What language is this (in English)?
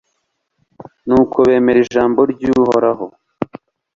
Kinyarwanda